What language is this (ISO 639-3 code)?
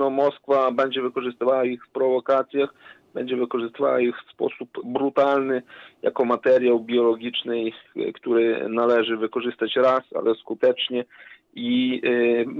pol